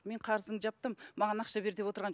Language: Kazakh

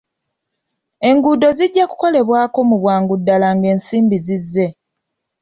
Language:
Ganda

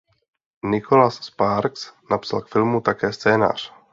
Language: Czech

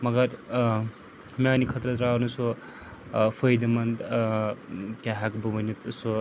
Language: Kashmiri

